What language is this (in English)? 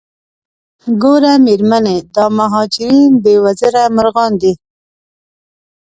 Pashto